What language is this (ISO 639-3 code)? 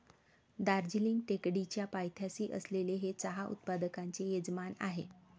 mar